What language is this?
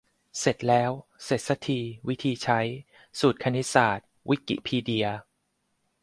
Thai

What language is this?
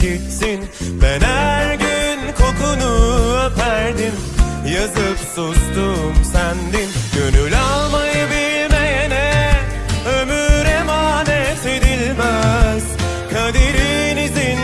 Turkish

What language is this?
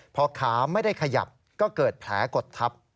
Thai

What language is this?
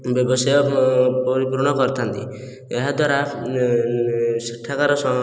Odia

